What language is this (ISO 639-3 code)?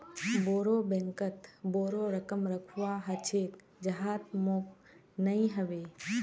mag